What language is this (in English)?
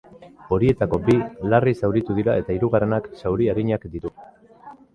Basque